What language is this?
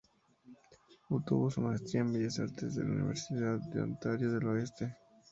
Spanish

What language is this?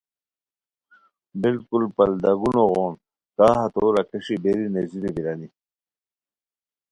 Khowar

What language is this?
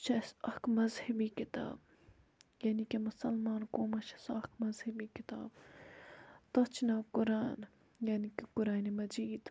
Kashmiri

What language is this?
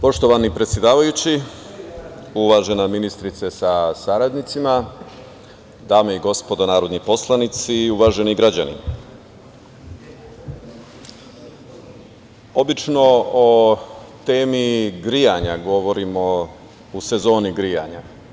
Serbian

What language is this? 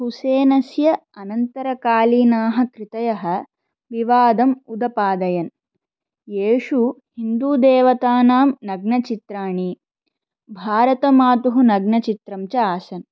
Sanskrit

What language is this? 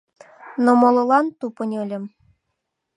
Mari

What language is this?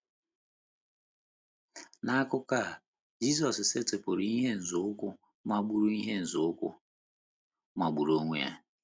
Igbo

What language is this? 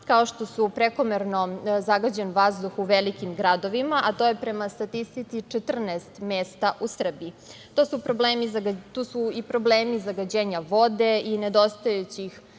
Serbian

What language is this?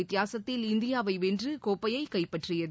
Tamil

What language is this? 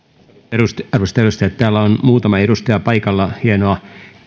Finnish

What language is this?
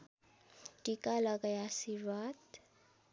Nepali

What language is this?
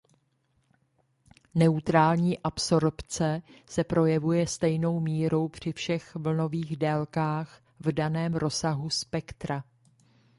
Czech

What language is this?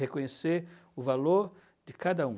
Portuguese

